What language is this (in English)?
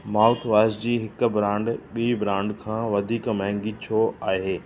Sindhi